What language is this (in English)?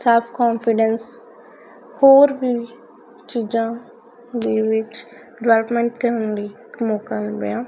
Punjabi